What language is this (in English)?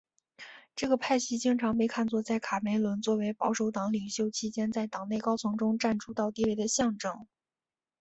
Chinese